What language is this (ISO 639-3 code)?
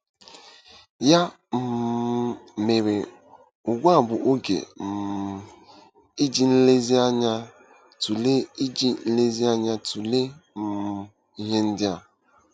ibo